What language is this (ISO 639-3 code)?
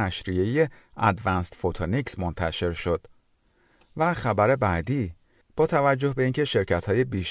fas